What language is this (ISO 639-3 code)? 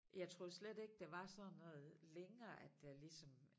dan